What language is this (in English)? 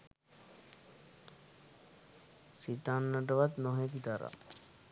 Sinhala